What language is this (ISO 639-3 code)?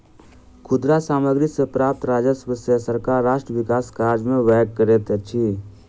mai